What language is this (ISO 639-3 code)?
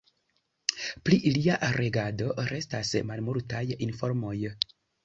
epo